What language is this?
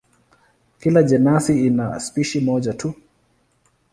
Swahili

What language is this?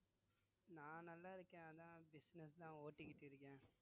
Tamil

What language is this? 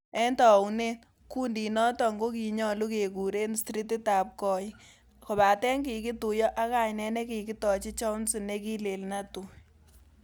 Kalenjin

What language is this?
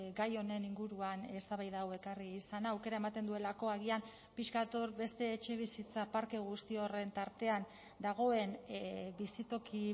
Basque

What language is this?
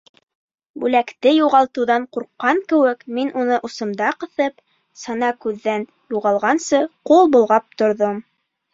Bashkir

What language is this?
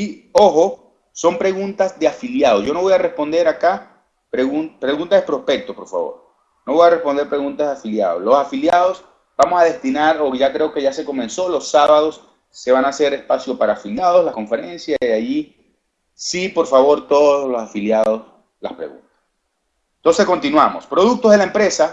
Spanish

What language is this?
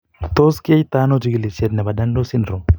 Kalenjin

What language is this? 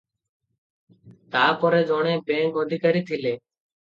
Odia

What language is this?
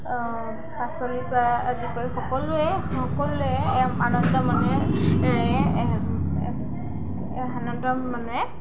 Assamese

